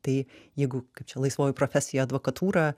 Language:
Lithuanian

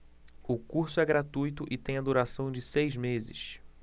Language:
Portuguese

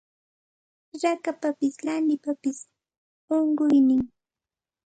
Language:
Santa Ana de Tusi Pasco Quechua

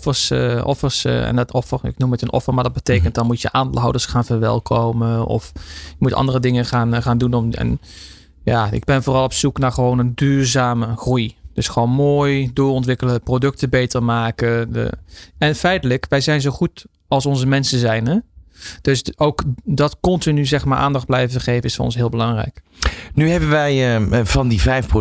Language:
Dutch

